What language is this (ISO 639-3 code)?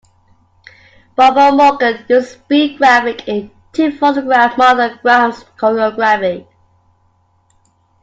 eng